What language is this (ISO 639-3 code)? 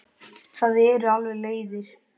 isl